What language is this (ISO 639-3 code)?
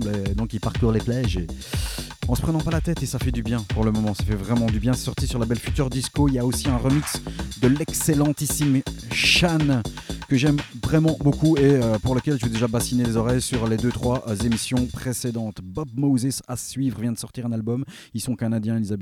fra